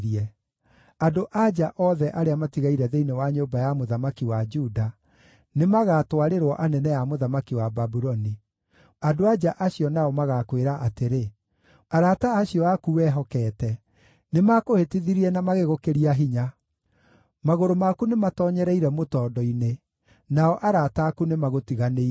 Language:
Kikuyu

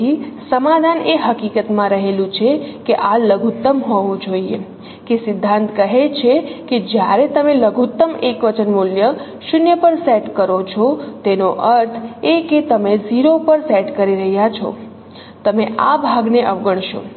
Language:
Gujarati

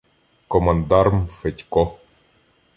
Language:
Ukrainian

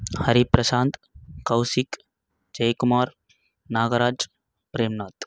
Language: Tamil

